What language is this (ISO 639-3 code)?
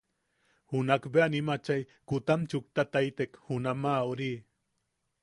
yaq